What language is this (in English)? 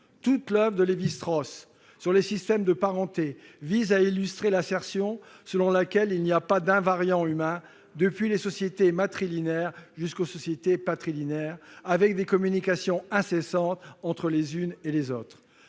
French